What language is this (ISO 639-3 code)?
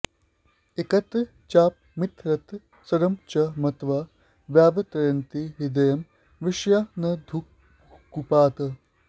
san